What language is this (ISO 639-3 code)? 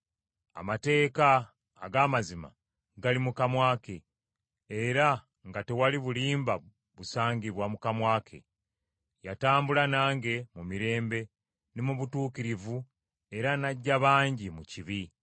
lug